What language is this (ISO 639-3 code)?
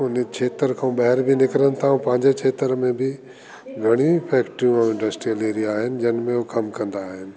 snd